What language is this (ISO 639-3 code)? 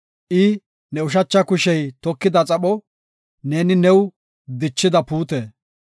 gof